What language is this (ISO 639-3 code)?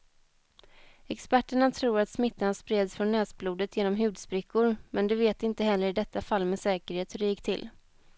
swe